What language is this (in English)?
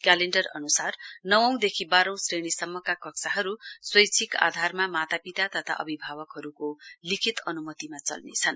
Nepali